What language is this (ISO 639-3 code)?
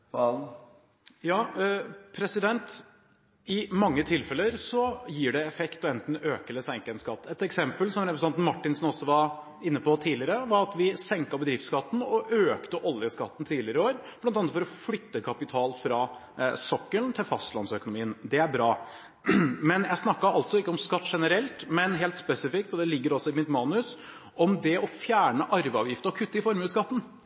nor